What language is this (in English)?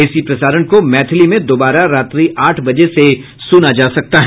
Hindi